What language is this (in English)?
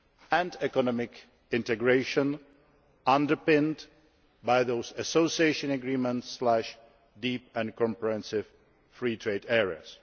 English